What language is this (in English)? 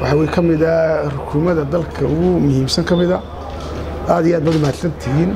Arabic